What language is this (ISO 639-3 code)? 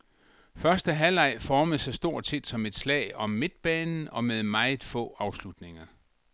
dan